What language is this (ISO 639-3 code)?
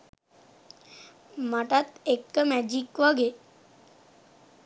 sin